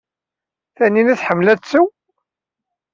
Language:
Kabyle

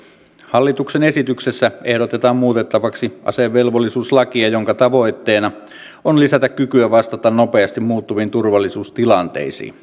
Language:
Finnish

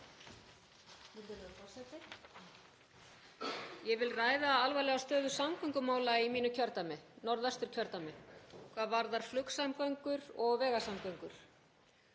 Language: Icelandic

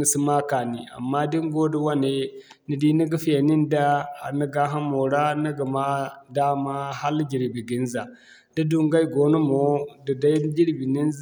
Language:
Zarma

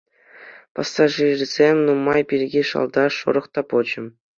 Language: Chuvash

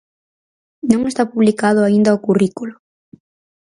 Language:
Galician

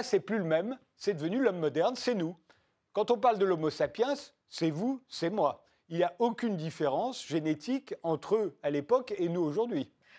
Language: French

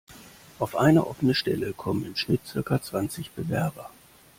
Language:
German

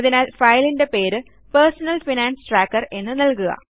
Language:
Malayalam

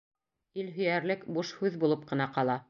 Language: Bashkir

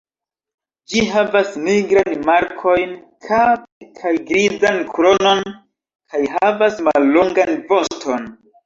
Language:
Esperanto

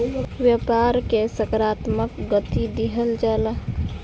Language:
Bhojpuri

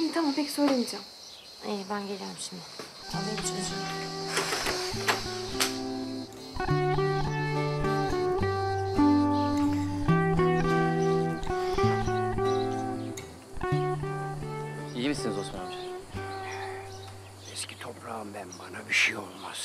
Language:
Turkish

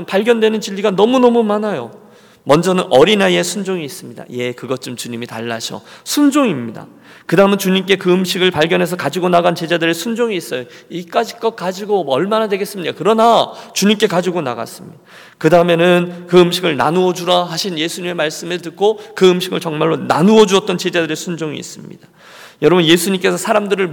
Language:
Korean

